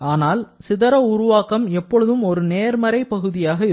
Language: Tamil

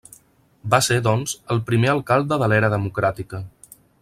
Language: Catalan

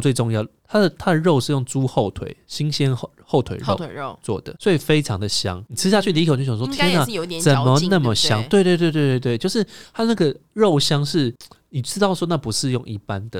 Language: Chinese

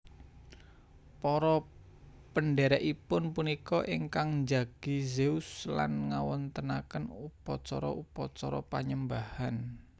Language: Javanese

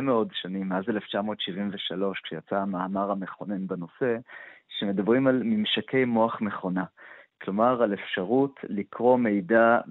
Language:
Hebrew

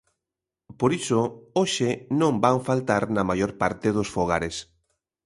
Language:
Galician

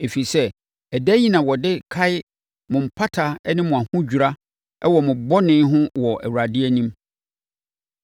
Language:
Akan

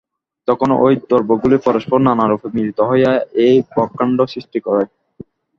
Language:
Bangla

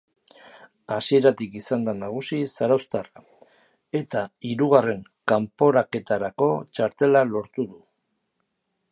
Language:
Basque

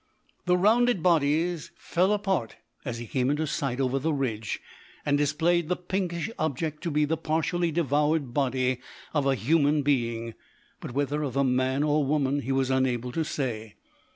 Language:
English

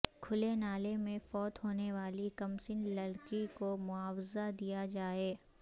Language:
Urdu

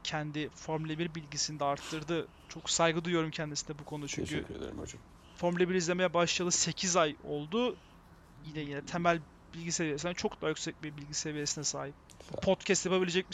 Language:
Turkish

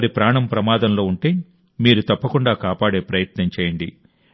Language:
Telugu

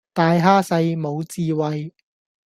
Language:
Cantonese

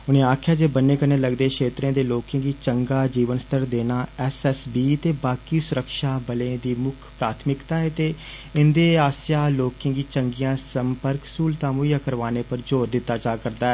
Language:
Dogri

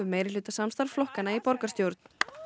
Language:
Icelandic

